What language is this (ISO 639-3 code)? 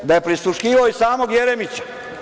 srp